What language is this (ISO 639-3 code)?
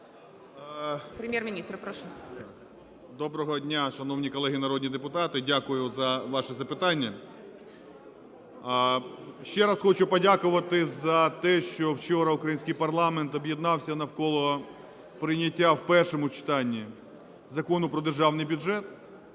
ukr